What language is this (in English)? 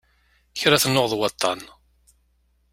Kabyle